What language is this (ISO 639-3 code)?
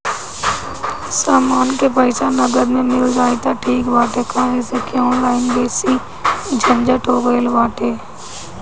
bho